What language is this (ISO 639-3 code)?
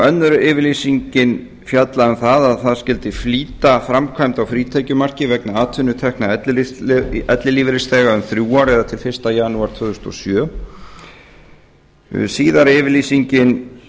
isl